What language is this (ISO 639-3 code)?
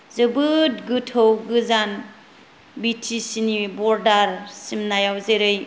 brx